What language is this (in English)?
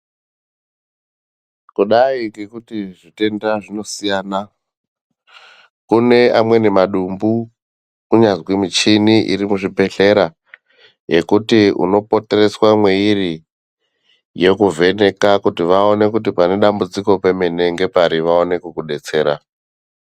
Ndau